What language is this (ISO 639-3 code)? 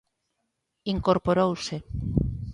glg